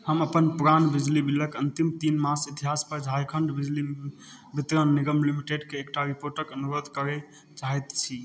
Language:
Maithili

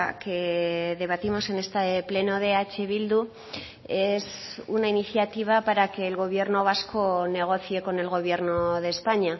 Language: Spanish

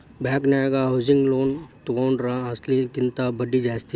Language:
Kannada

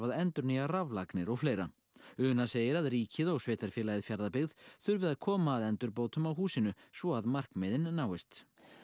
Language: Icelandic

